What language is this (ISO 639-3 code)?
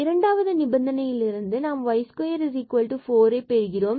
tam